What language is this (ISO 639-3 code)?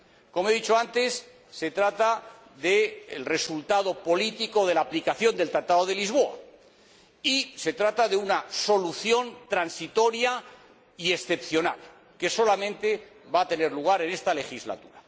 spa